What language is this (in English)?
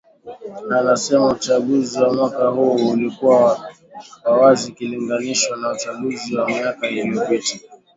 Swahili